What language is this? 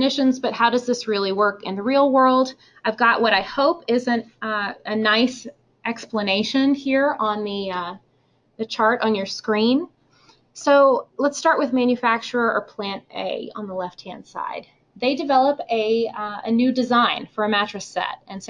English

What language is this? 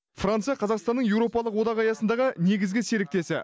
Kazakh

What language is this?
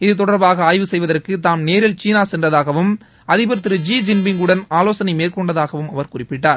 Tamil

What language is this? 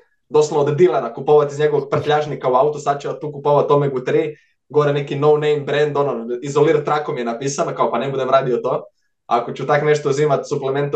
Croatian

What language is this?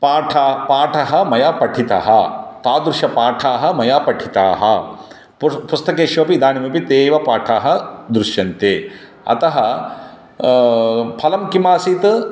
Sanskrit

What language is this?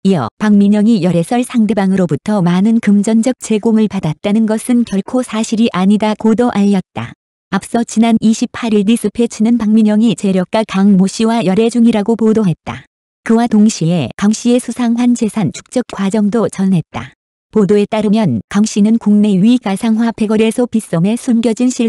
Korean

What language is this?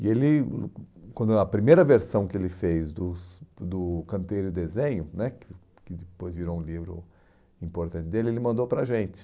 Portuguese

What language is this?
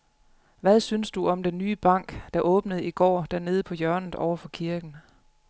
Danish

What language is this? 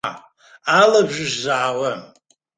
Abkhazian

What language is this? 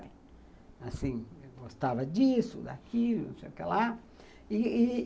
Portuguese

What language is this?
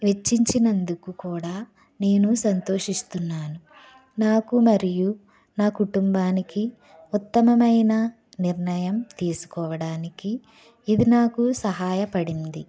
Telugu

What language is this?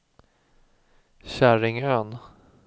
Swedish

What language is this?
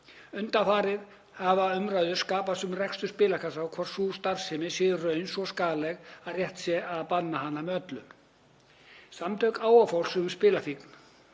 Icelandic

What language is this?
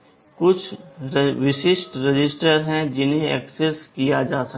Hindi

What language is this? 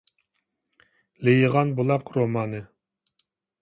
Uyghur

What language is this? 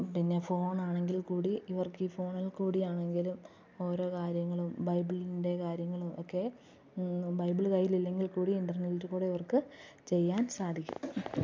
Malayalam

